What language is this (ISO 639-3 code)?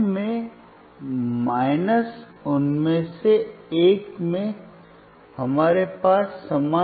hin